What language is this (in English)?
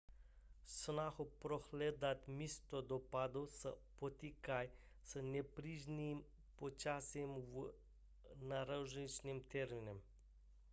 Czech